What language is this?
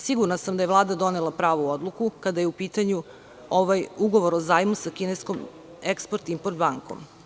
Serbian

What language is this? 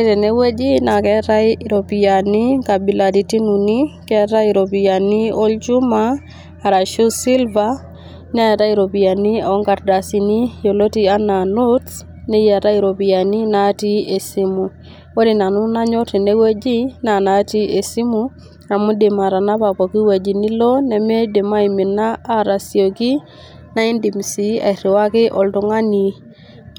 Masai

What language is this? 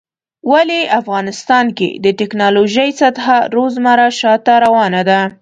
Pashto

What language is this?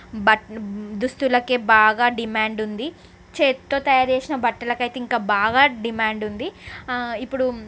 Telugu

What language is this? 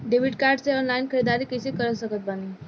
Bhojpuri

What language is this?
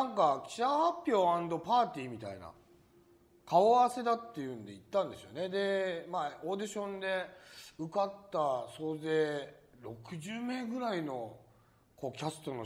Japanese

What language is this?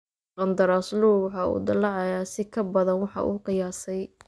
Somali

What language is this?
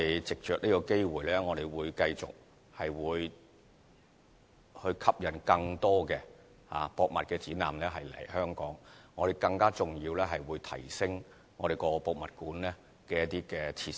Cantonese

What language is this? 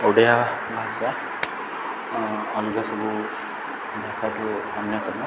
Odia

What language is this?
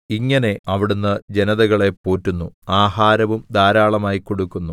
Malayalam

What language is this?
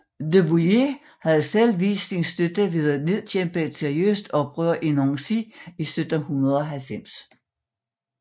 Danish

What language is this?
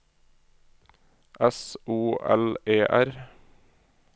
Norwegian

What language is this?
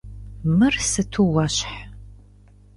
Kabardian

